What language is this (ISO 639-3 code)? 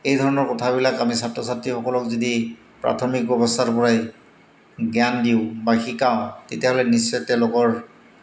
asm